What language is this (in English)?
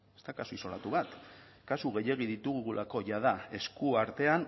Basque